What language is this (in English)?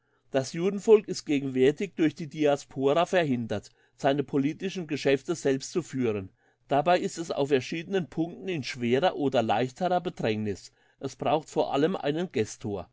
German